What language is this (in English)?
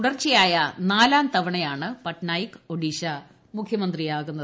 Malayalam